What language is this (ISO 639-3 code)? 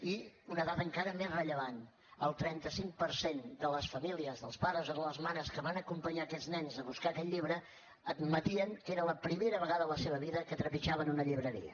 cat